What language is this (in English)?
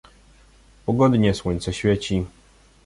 Polish